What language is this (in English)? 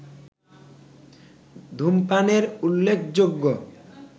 Bangla